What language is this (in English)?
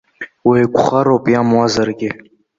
Abkhazian